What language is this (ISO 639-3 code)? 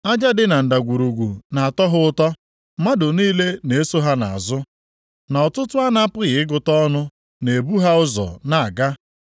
ibo